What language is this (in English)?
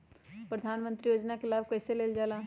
Magahi